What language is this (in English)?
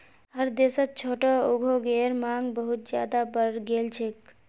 Magahi